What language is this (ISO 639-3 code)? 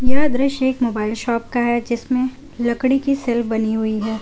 hin